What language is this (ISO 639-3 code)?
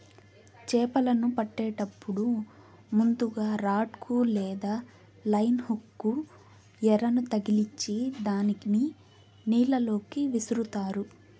tel